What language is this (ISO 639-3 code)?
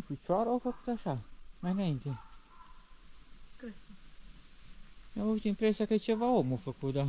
ron